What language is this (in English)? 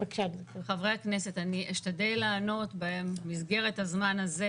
Hebrew